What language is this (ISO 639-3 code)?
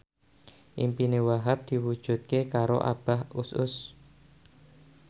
jav